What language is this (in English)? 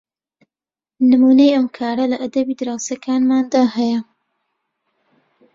Central Kurdish